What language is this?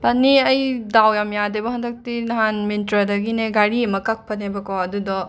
Manipuri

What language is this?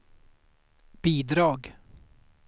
Swedish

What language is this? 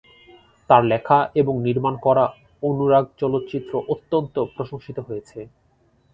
Bangla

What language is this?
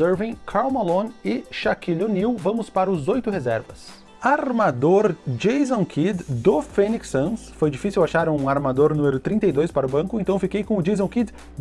Portuguese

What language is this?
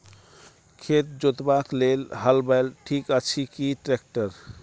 Maithili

